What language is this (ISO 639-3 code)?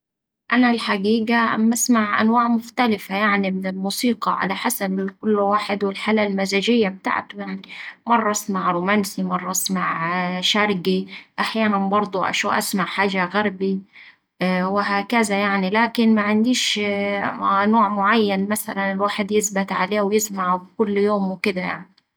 aec